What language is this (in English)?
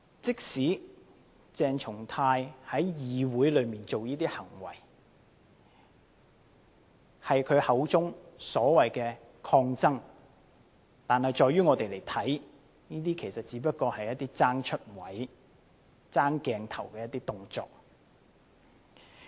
Cantonese